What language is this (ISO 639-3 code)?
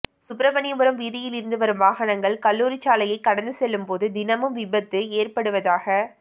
tam